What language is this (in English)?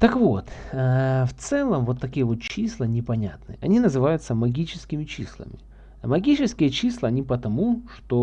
Russian